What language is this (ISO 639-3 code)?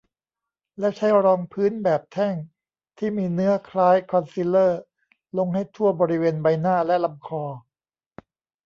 tha